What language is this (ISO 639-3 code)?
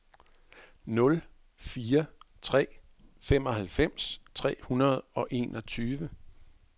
dan